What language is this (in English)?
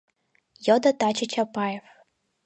Mari